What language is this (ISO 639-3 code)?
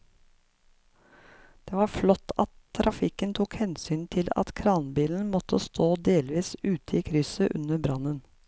nor